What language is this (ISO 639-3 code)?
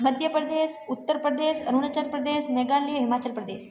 hin